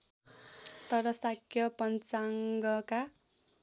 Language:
Nepali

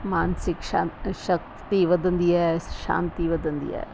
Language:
Sindhi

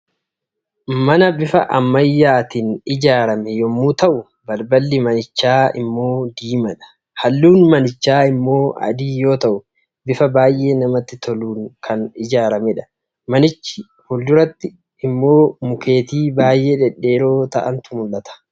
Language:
Oromo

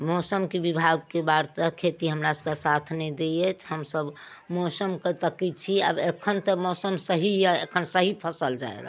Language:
Maithili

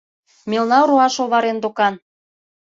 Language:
Mari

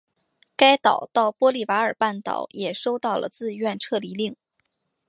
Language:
Chinese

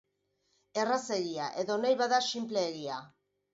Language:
Basque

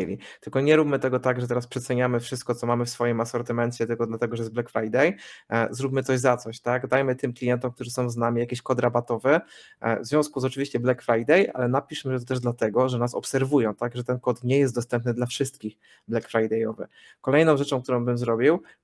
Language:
Polish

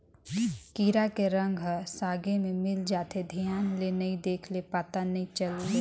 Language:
Chhattisgarhi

